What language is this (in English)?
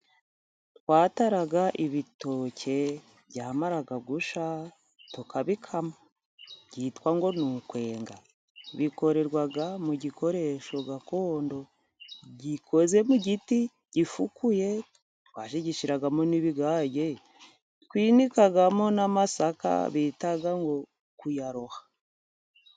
Kinyarwanda